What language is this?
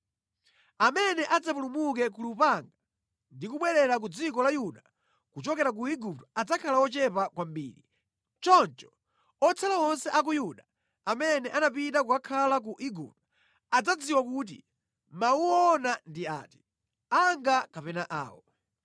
Nyanja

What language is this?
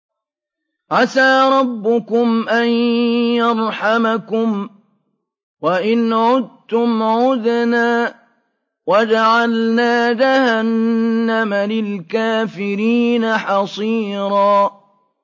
Arabic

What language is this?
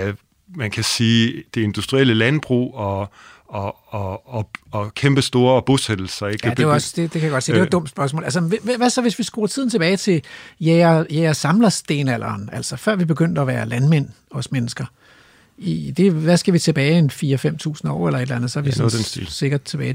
Danish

